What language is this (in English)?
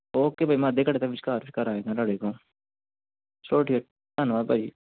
Punjabi